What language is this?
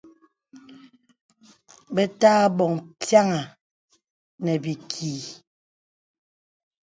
Bebele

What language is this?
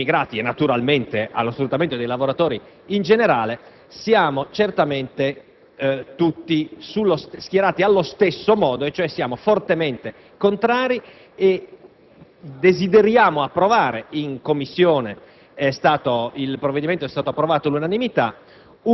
Italian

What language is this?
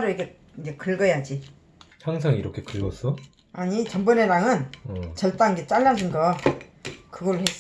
Korean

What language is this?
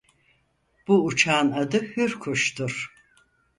Turkish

